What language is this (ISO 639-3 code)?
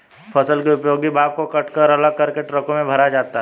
hin